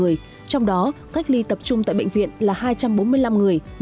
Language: Vietnamese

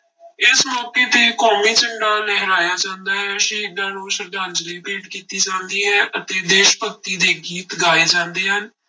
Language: Punjabi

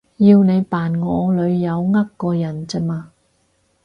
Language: Cantonese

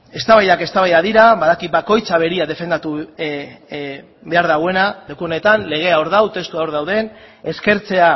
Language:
Basque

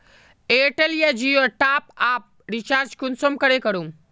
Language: Magahi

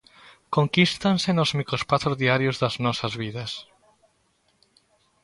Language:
Galician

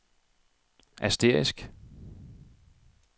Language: Danish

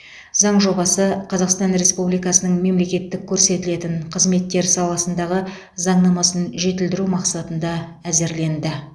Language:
Kazakh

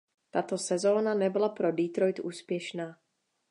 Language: Czech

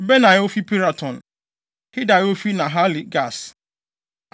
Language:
Akan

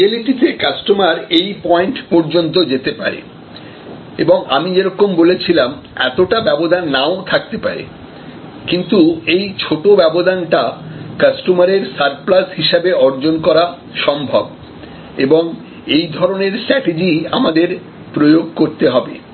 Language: Bangla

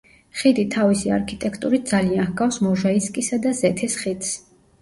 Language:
Georgian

